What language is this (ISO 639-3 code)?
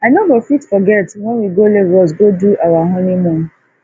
pcm